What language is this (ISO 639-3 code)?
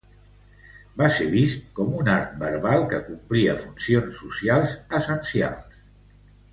cat